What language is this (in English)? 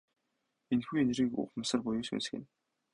Mongolian